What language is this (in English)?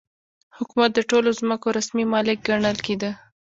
Pashto